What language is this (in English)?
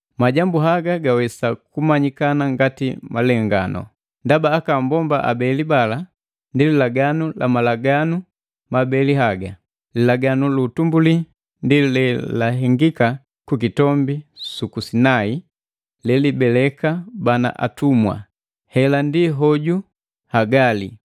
Matengo